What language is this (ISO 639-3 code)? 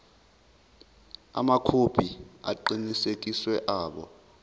zul